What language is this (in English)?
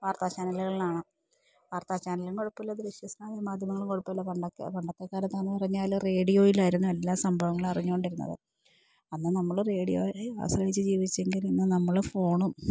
Malayalam